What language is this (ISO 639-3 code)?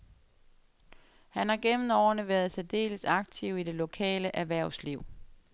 dan